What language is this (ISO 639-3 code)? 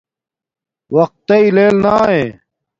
dmk